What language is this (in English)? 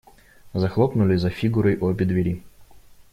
Russian